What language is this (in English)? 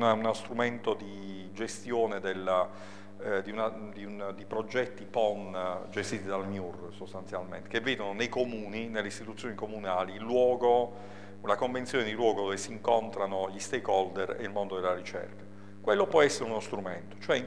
Italian